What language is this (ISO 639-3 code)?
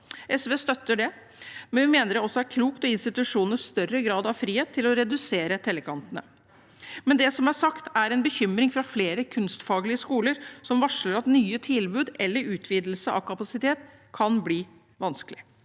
nor